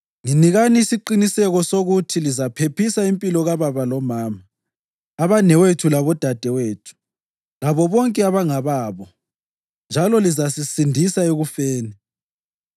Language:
North Ndebele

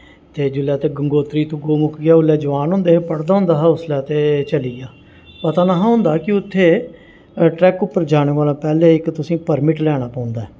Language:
Dogri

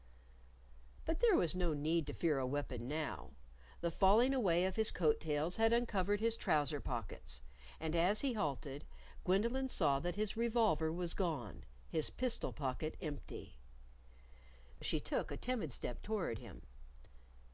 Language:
English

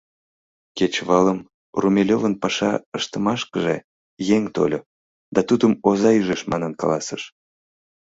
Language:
Mari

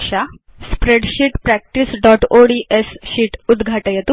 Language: Sanskrit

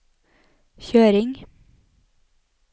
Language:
Norwegian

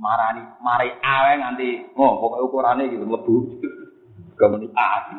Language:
Malay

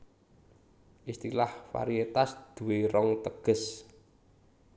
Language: Javanese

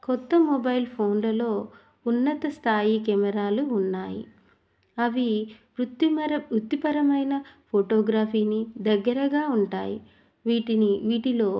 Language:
Telugu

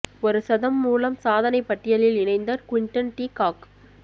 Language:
Tamil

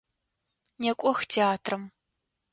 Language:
Adyghe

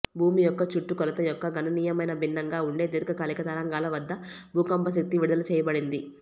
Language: Telugu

